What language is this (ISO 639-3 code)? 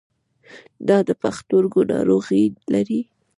pus